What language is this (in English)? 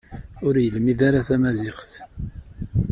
Kabyle